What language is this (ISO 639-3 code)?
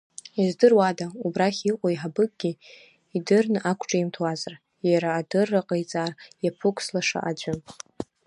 abk